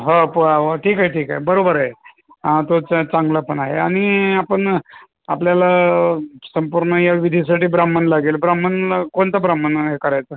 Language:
Marathi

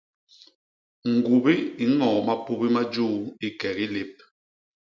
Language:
Basaa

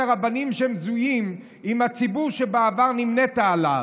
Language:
Hebrew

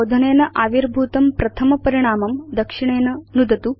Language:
Sanskrit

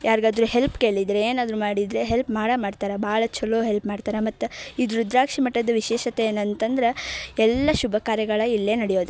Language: Kannada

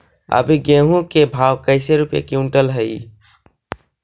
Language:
Magahi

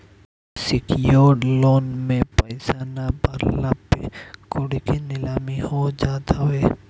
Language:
Bhojpuri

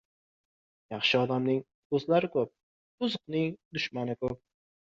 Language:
Uzbek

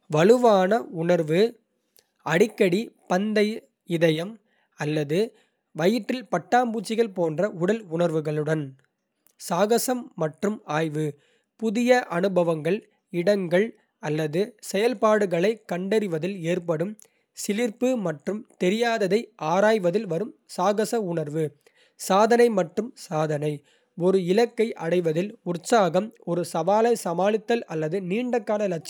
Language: Kota (India)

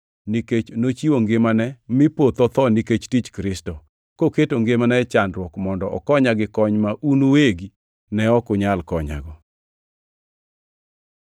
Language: Luo (Kenya and Tanzania)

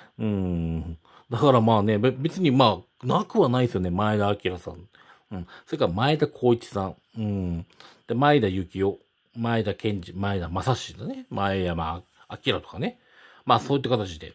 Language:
Japanese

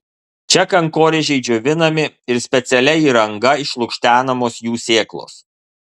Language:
Lithuanian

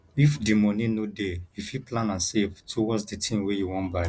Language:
Nigerian Pidgin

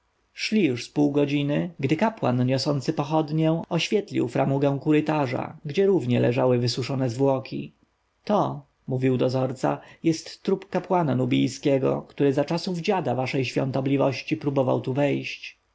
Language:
Polish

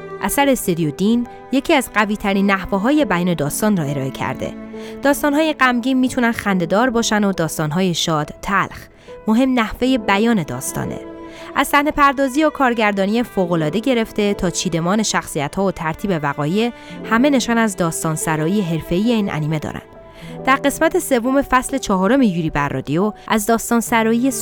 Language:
Persian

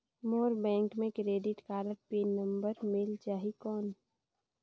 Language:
Chhattisgarhi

